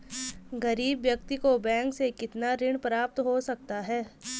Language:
Hindi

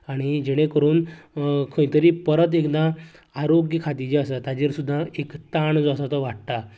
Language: Konkani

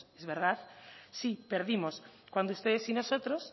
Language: Spanish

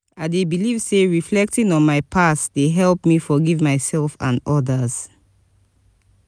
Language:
Nigerian Pidgin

